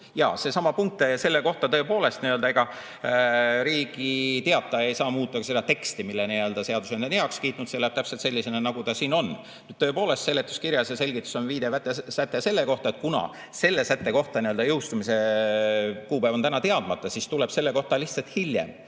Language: Estonian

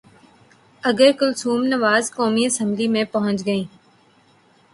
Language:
Urdu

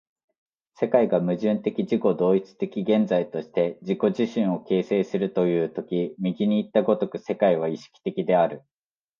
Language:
Japanese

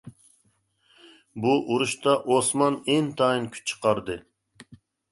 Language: Uyghur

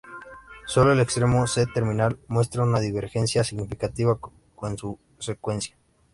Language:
Spanish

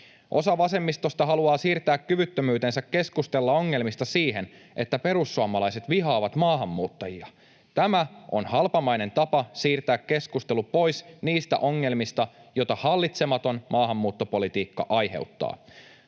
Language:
Finnish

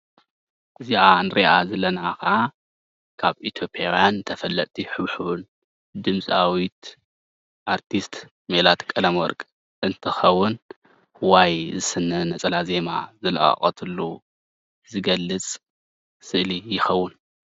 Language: Tigrinya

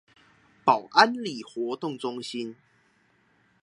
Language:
Chinese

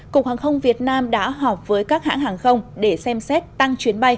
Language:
Vietnamese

